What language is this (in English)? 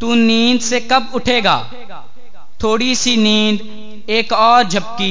Hindi